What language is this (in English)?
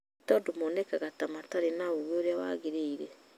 Kikuyu